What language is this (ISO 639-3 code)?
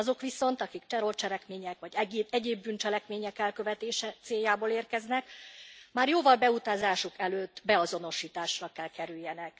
hun